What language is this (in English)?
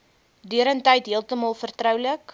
Afrikaans